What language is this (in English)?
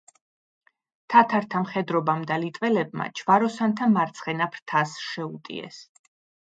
Georgian